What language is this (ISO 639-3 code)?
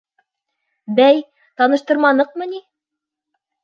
bak